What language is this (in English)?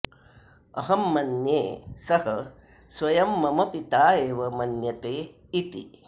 Sanskrit